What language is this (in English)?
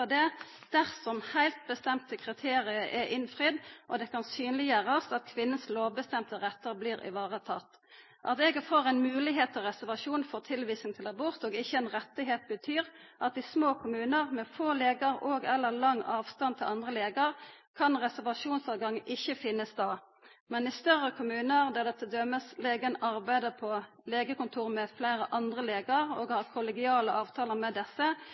Norwegian Nynorsk